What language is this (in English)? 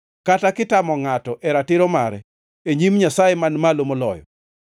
Luo (Kenya and Tanzania)